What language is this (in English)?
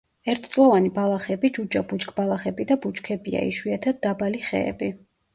Georgian